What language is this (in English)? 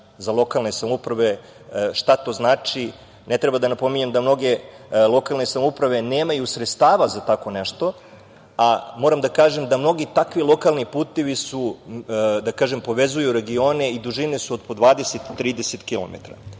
Serbian